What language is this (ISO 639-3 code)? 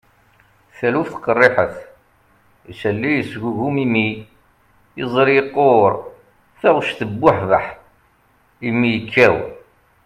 kab